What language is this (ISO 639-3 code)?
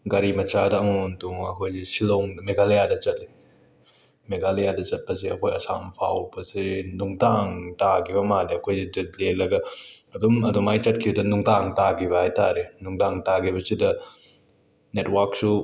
mni